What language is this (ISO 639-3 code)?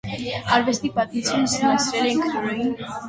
hye